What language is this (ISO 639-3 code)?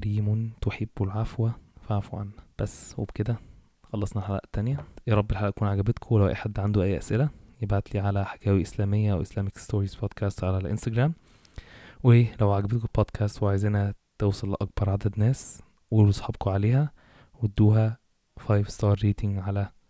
ara